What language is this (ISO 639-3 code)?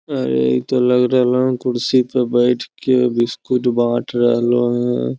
mag